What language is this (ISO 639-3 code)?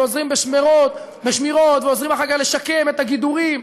heb